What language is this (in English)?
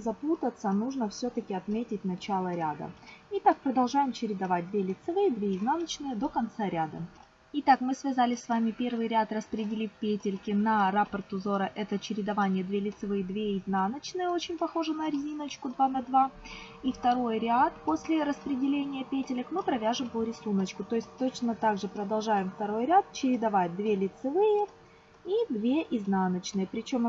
Russian